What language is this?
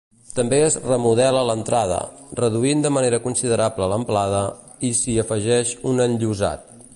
Catalan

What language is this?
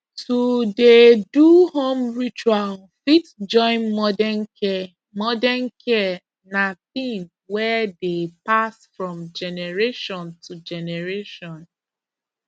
Nigerian Pidgin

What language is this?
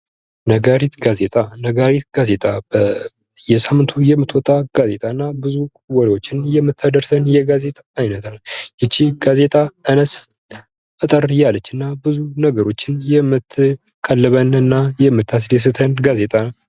Amharic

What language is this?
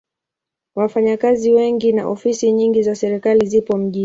Swahili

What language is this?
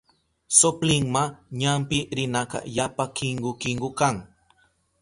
Southern Pastaza Quechua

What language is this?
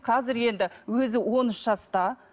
Kazakh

